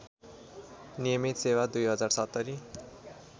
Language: Nepali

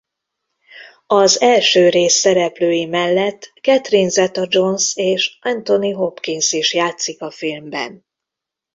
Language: Hungarian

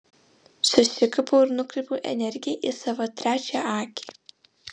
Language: Lithuanian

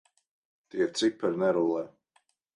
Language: Latvian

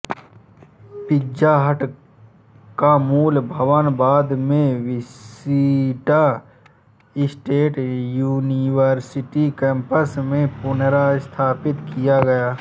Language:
Hindi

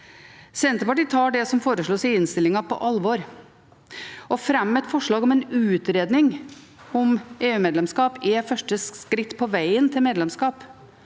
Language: Norwegian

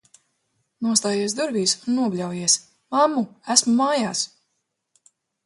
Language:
Latvian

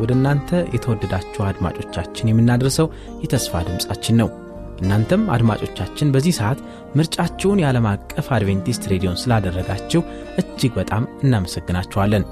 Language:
Amharic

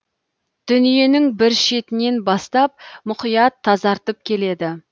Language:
Kazakh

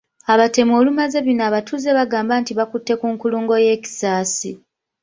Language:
Ganda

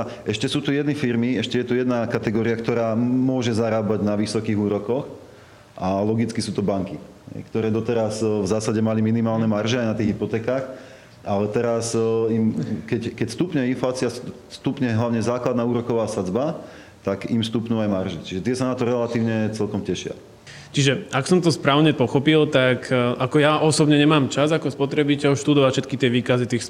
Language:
Slovak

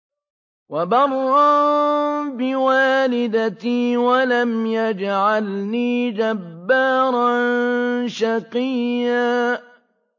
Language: Arabic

